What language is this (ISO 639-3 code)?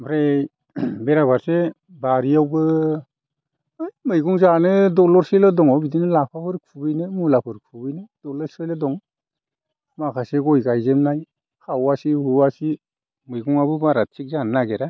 brx